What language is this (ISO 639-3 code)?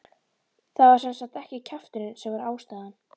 isl